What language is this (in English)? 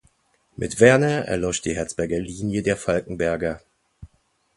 German